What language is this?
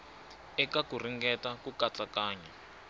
Tsonga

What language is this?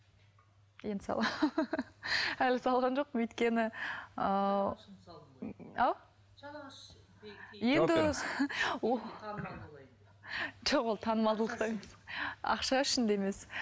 Kazakh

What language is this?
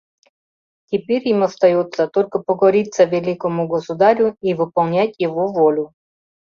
Mari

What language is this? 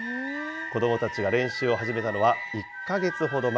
Japanese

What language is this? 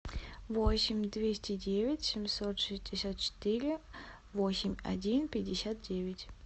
Russian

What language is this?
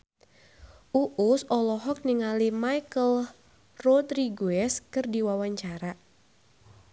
Sundanese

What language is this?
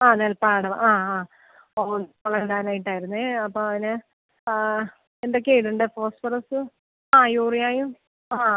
Malayalam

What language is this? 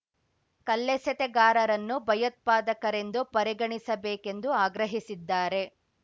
Kannada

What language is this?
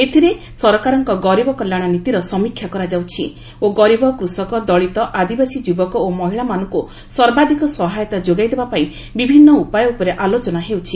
Odia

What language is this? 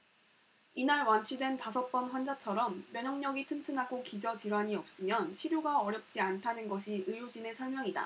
Korean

